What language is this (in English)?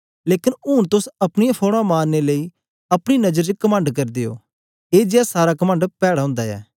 Dogri